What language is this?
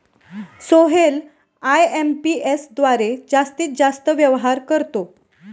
Marathi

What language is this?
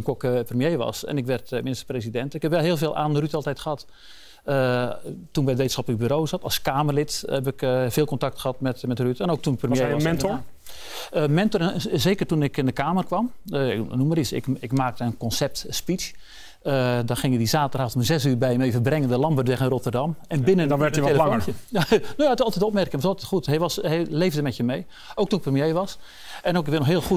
Dutch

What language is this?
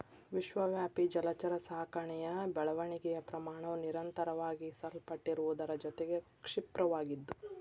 Kannada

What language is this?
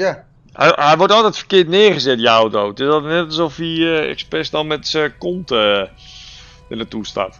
Dutch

